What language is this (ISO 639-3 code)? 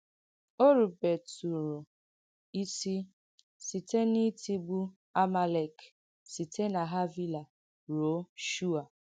ibo